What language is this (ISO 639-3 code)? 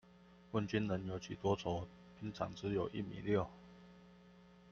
zho